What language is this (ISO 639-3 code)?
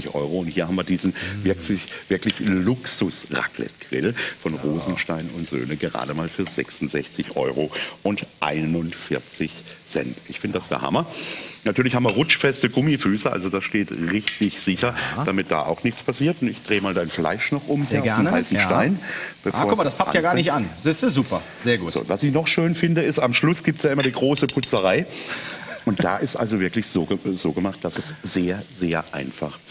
deu